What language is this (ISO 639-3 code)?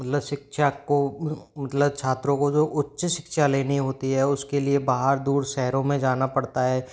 hin